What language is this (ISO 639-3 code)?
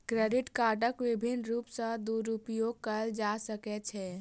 mai